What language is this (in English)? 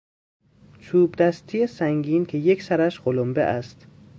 Persian